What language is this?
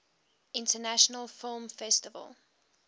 English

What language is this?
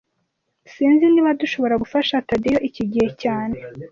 Kinyarwanda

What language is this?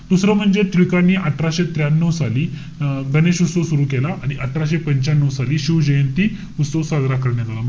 Marathi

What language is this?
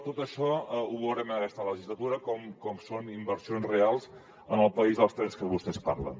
Catalan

